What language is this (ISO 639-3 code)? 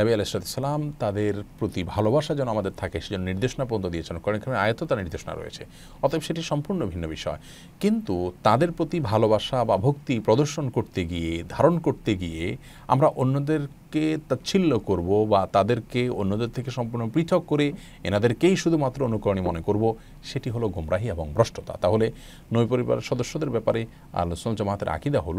ara